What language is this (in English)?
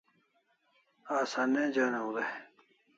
Kalasha